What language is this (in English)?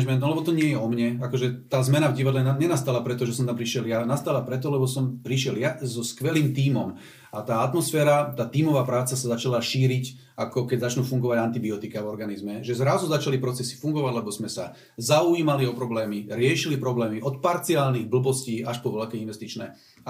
Slovak